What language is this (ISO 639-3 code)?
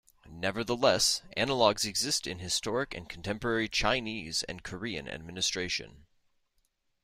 eng